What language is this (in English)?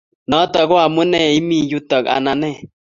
Kalenjin